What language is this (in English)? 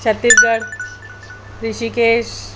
Sindhi